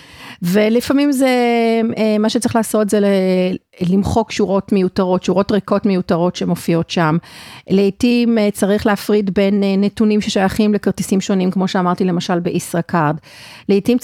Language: Hebrew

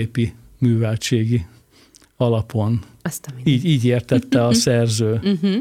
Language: Hungarian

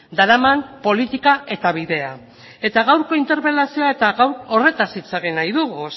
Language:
Basque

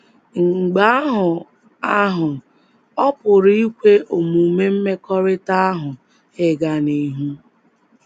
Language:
Igbo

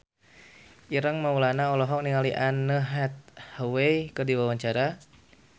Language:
Sundanese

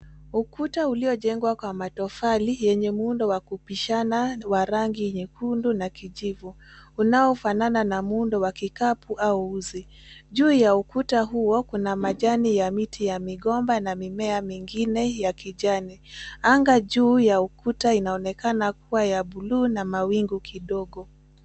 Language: Swahili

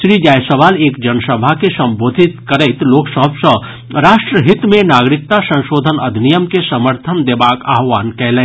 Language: Maithili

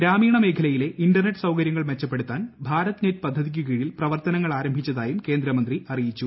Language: Malayalam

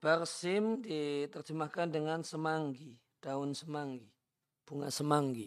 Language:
Indonesian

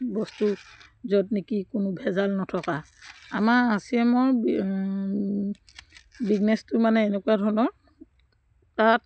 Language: Assamese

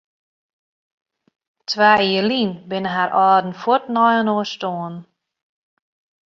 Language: Western Frisian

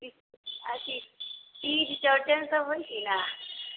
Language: Maithili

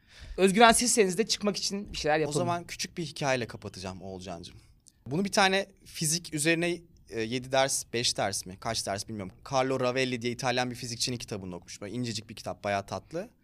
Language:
Turkish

